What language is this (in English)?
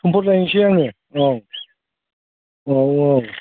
Bodo